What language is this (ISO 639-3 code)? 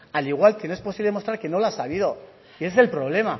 spa